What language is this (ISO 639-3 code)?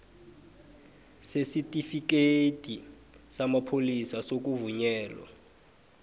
nbl